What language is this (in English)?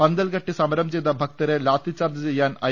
Malayalam